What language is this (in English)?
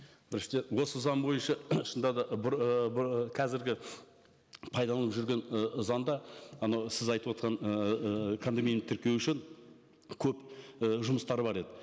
Kazakh